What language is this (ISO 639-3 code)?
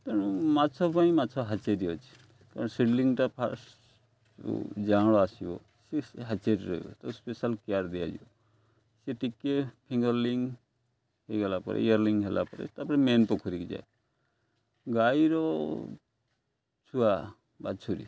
ori